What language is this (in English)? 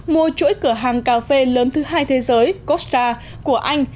Vietnamese